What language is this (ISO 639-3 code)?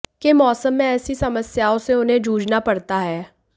hin